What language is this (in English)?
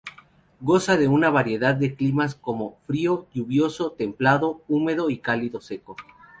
Spanish